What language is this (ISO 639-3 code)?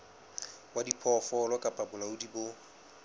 sot